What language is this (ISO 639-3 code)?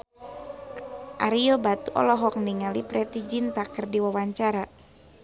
sun